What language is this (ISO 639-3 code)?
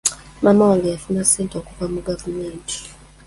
lug